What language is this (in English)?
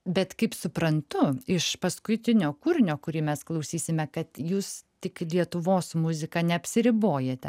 Lithuanian